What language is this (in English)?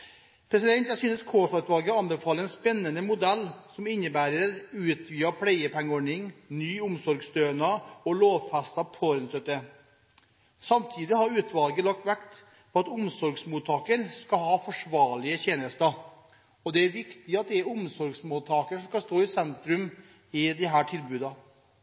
Norwegian Bokmål